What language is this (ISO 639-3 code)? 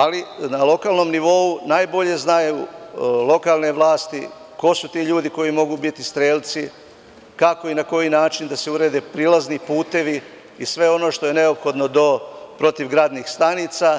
srp